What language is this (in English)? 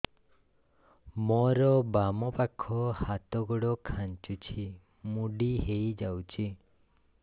Odia